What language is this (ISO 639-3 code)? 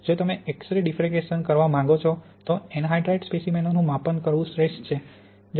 guj